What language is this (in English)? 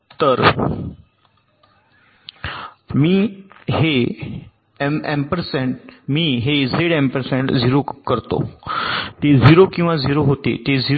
Marathi